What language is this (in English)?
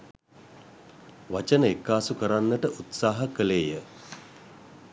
Sinhala